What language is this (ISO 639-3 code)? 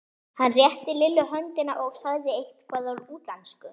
isl